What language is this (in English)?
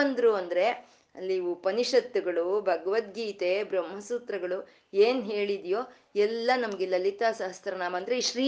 Kannada